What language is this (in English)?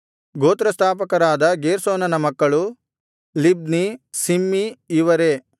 Kannada